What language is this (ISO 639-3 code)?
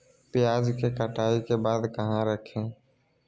mag